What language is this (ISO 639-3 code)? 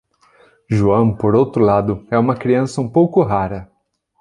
por